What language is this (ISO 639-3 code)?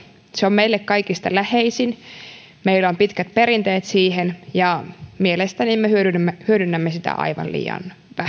fin